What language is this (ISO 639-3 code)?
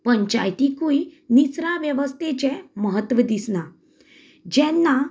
kok